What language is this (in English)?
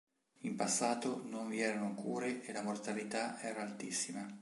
Italian